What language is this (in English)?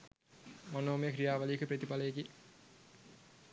Sinhala